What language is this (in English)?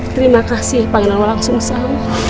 Indonesian